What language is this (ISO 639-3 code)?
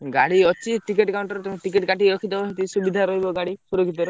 ori